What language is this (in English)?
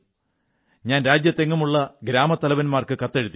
Malayalam